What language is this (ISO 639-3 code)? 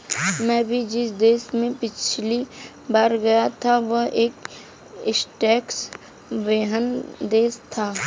hin